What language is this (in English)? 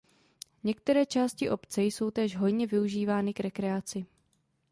Czech